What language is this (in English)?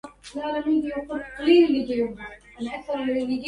Arabic